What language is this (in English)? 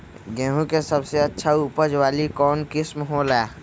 Magahi